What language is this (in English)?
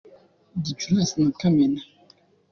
Kinyarwanda